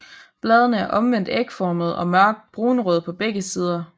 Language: Danish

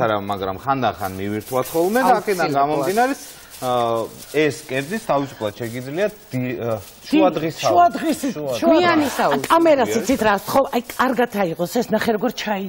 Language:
Arabic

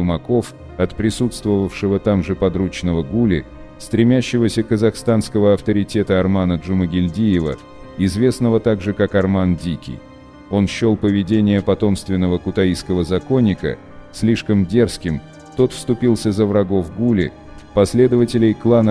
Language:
Russian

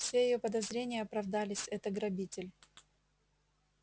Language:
Russian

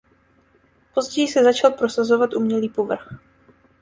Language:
Czech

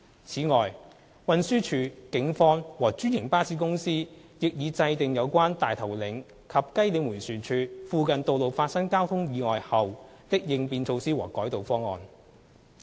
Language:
Cantonese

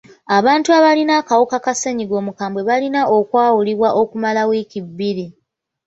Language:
Ganda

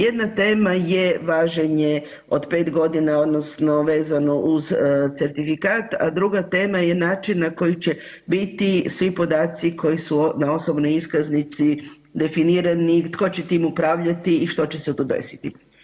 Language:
Croatian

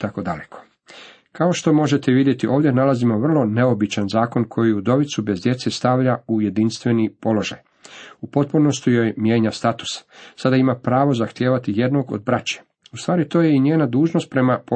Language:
Croatian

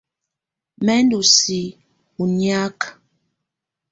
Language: Tunen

